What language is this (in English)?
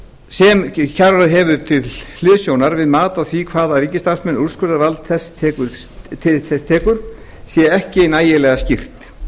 Icelandic